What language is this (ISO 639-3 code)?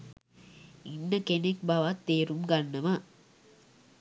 sin